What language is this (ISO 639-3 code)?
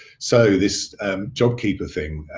eng